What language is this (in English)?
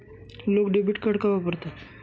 Marathi